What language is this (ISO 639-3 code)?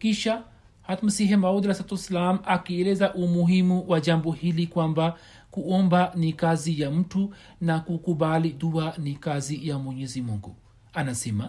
swa